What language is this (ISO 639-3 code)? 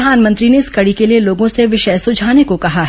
hin